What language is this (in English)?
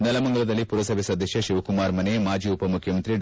Kannada